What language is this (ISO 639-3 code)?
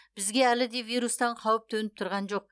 kaz